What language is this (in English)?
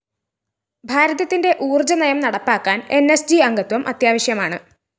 Malayalam